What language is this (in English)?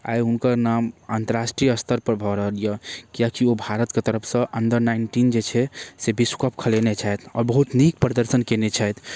Maithili